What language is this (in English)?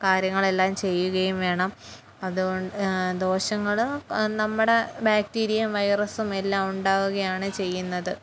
Malayalam